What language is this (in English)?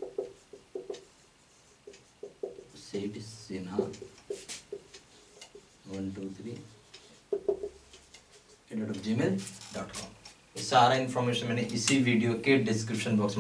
Hindi